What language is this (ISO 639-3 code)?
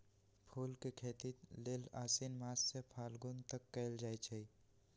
mag